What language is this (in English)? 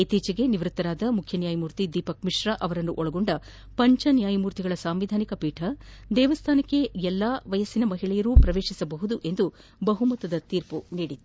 Kannada